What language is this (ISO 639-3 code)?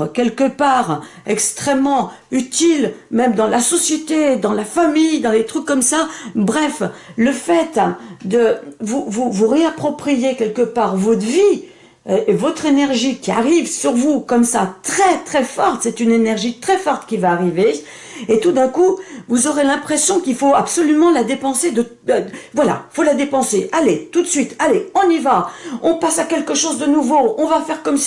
fra